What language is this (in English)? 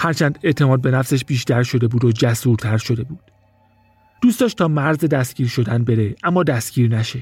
Persian